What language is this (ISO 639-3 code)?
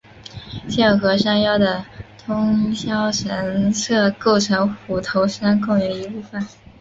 zho